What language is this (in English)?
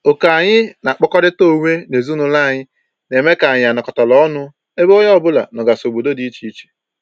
Igbo